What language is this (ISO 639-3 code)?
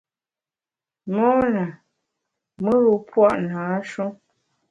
bax